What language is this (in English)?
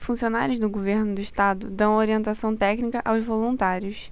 Portuguese